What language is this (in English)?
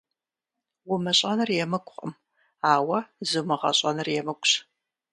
Kabardian